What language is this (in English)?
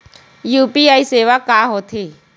Chhattisgarhi